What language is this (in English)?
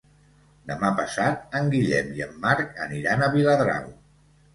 Catalan